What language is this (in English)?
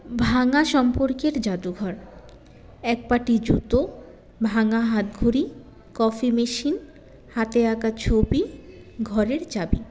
Bangla